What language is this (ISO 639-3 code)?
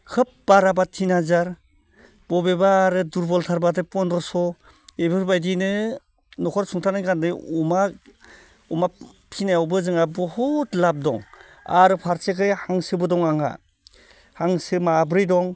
brx